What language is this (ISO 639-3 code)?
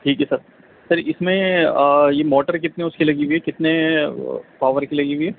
urd